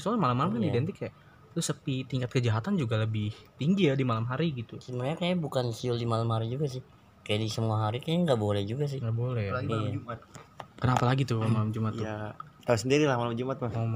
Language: Indonesian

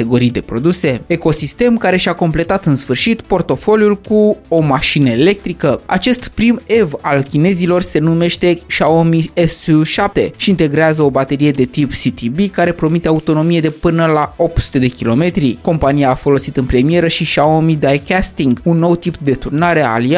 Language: Romanian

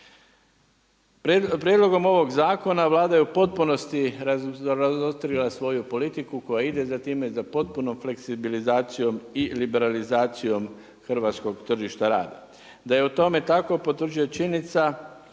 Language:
Croatian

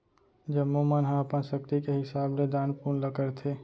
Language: Chhattisgarhi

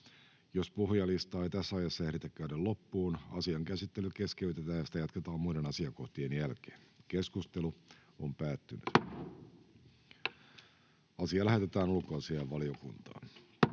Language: Finnish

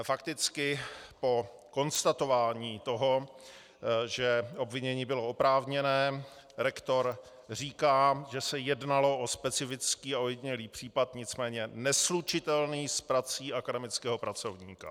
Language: Czech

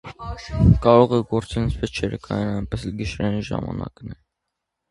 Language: Armenian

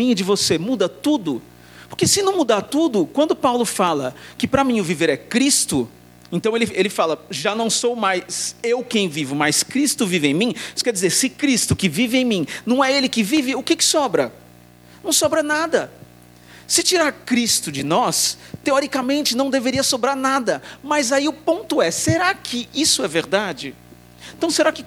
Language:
Portuguese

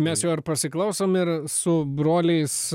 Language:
Lithuanian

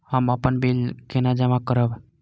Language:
Maithili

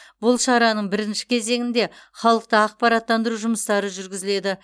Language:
Kazakh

